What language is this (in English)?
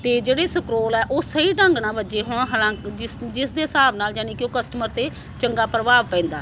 Punjabi